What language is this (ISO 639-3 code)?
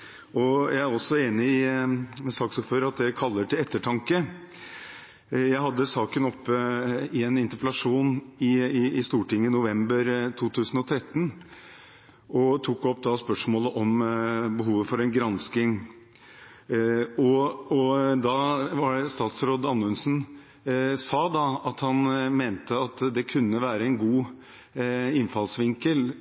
nob